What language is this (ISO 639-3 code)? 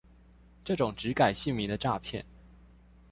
zho